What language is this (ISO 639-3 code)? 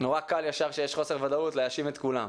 heb